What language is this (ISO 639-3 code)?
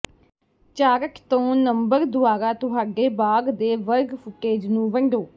pan